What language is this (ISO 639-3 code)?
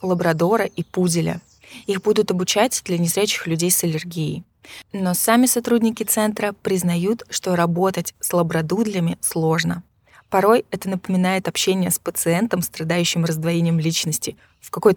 rus